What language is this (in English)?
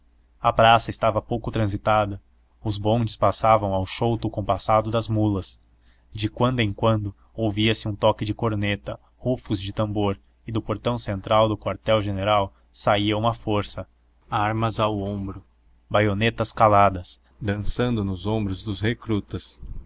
Portuguese